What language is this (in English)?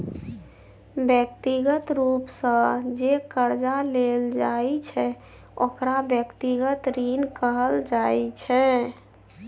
Maithili